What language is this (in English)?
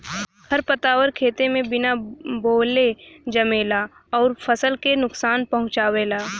Bhojpuri